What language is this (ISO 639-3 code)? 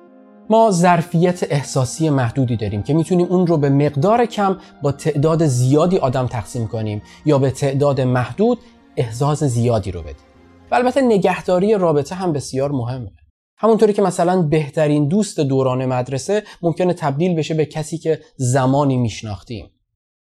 fas